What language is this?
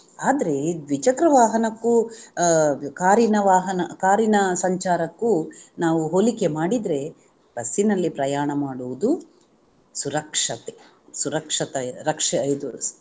Kannada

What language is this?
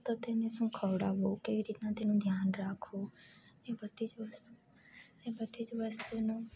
Gujarati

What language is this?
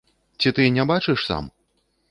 Belarusian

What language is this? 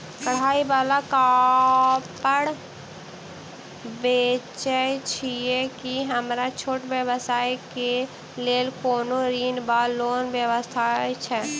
Maithili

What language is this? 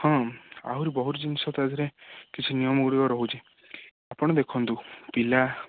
Odia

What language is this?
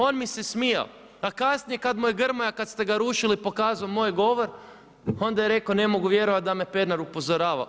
Croatian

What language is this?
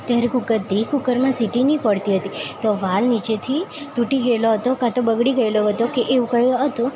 Gujarati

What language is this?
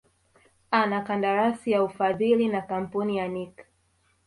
Swahili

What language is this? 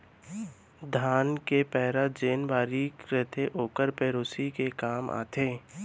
Chhattisgarhi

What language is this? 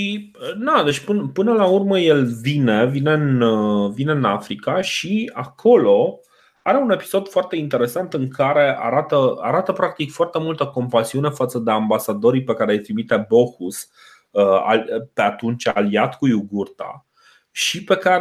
Romanian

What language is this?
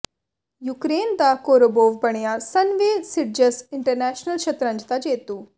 Punjabi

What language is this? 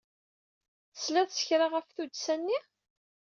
Kabyle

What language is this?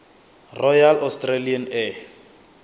Northern Sotho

